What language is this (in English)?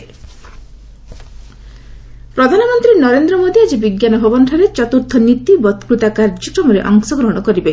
Odia